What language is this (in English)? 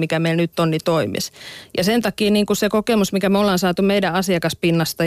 Finnish